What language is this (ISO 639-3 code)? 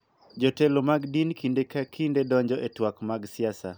luo